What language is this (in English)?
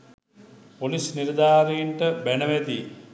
Sinhala